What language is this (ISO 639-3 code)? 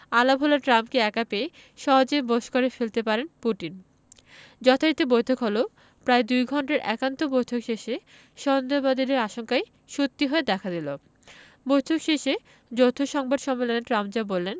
ben